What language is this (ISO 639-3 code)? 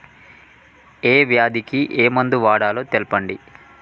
tel